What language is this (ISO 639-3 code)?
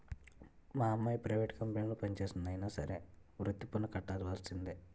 tel